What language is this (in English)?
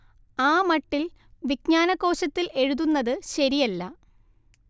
Malayalam